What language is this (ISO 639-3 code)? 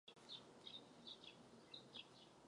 ces